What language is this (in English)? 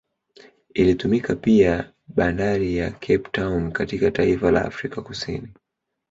Swahili